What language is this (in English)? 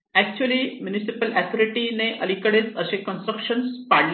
Marathi